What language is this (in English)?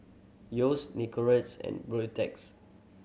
English